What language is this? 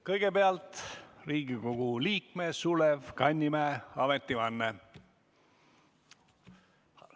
Estonian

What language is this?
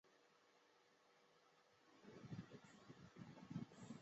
Chinese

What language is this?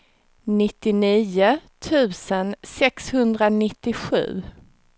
Swedish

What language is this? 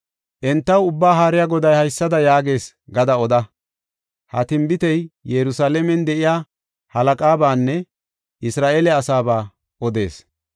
Gofa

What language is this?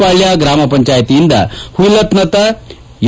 Kannada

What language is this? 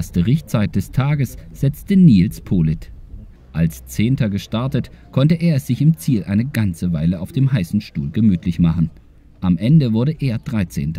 German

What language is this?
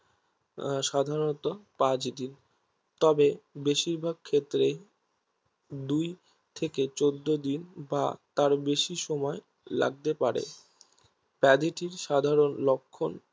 Bangla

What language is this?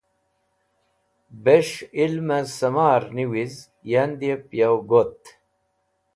Wakhi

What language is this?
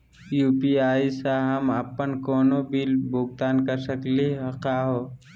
Magahi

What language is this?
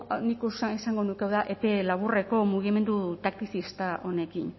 Basque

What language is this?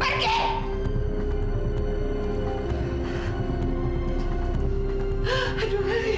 Indonesian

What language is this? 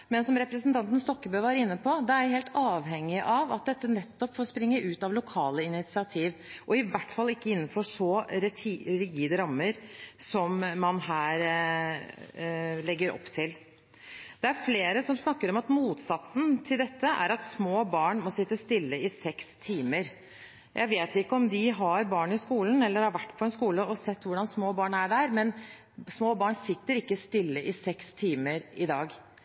Norwegian Bokmål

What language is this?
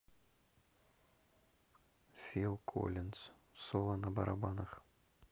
Russian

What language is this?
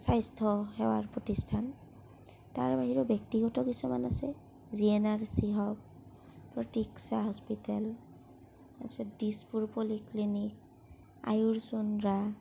Assamese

